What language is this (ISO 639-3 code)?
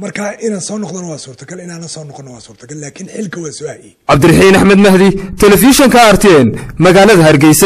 ara